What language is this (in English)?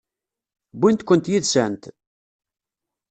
Kabyle